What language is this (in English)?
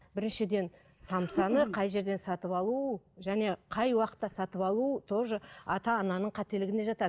Kazakh